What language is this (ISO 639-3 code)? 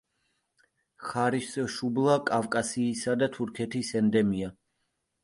kat